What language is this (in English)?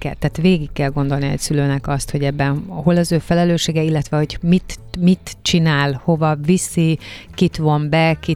Hungarian